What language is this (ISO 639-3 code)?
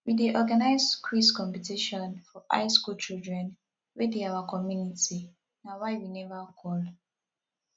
pcm